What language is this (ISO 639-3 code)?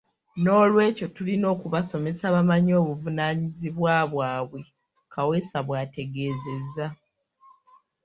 lug